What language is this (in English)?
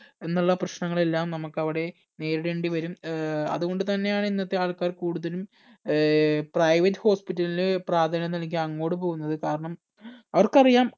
Malayalam